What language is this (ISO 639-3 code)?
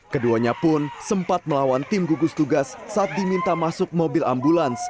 ind